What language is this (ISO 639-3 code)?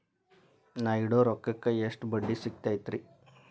kan